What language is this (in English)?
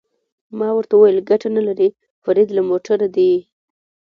Pashto